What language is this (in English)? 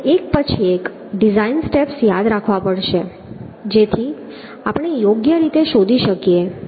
Gujarati